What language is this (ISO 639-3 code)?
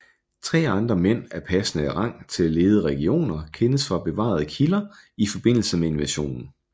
dan